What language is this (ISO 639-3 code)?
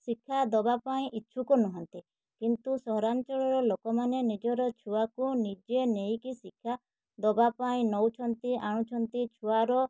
ori